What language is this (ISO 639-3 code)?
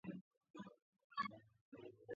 kat